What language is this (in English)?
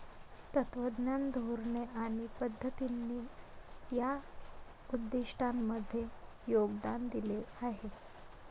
Marathi